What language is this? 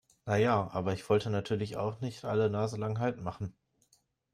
German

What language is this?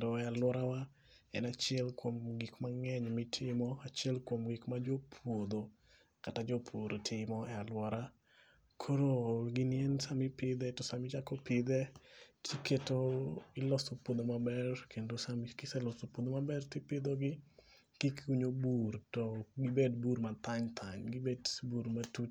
Luo (Kenya and Tanzania)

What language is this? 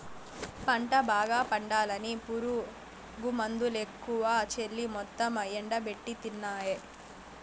Telugu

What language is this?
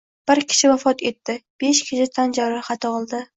Uzbek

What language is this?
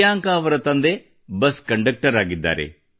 Kannada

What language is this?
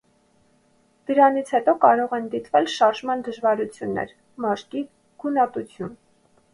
Armenian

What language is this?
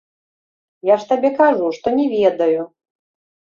Belarusian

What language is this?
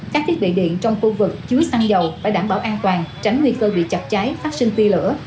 Vietnamese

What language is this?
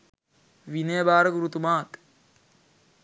Sinhala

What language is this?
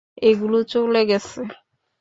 Bangla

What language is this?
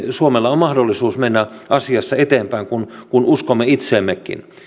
Finnish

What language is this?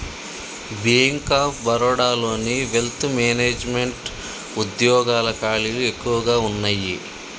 Telugu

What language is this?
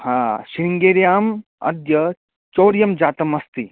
Sanskrit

